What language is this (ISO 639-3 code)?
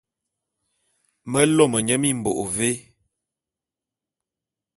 bum